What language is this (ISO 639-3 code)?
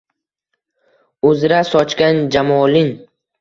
uzb